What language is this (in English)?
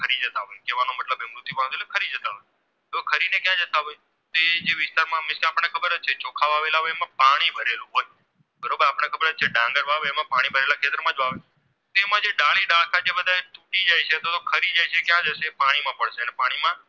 Gujarati